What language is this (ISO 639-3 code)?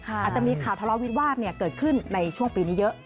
tha